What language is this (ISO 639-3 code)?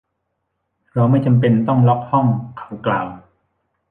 tha